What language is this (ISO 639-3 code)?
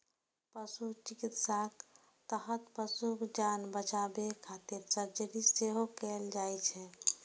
mai